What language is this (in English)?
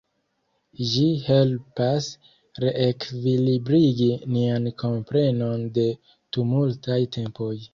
Esperanto